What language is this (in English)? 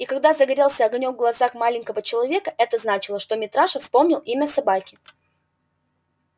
Russian